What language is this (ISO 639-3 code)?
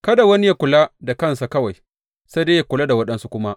hau